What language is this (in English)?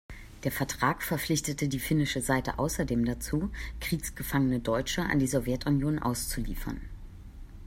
German